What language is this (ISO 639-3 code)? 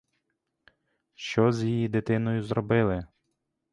ukr